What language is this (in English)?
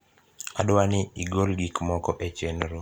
Luo (Kenya and Tanzania)